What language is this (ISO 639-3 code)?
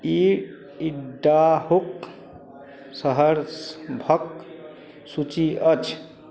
mai